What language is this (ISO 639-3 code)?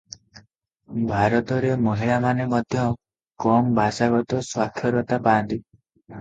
ori